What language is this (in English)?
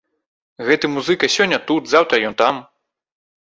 Belarusian